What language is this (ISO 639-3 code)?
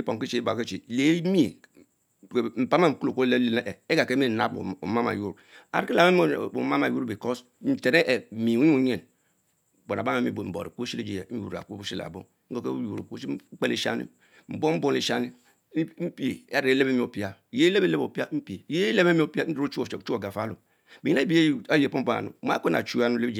mfo